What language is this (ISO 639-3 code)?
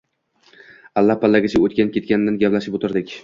uzb